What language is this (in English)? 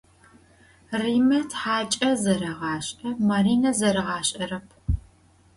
Adyghe